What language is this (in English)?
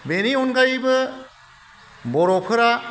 Bodo